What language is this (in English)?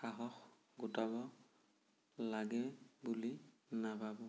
Assamese